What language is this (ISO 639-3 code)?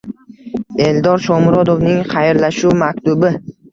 uzb